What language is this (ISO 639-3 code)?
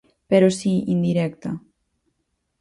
glg